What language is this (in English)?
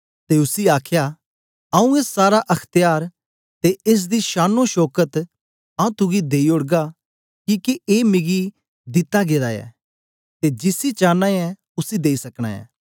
Dogri